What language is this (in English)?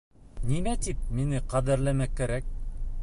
Bashkir